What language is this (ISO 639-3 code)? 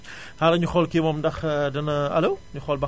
wol